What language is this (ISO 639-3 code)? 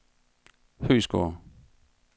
dan